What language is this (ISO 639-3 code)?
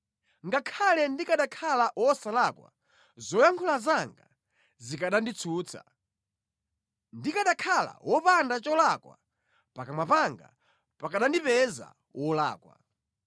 nya